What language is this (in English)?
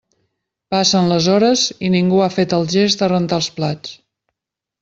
Catalan